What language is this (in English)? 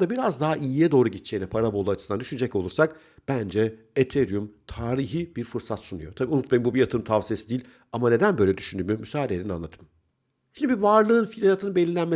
Turkish